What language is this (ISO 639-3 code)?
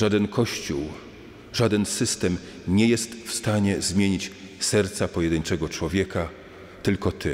pol